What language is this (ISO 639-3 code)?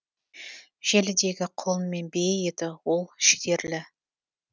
kaz